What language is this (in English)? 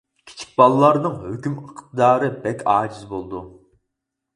Uyghur